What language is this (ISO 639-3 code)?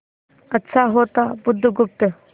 hin